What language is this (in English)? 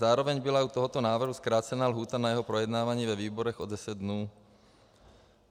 Czech